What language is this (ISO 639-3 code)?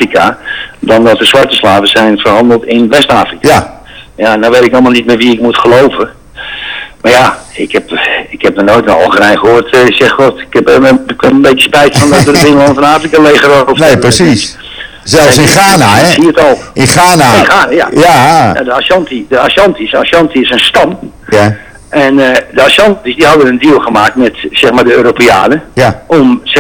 nld